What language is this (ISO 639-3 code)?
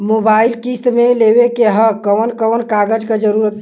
bho